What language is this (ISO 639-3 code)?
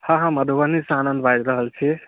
mai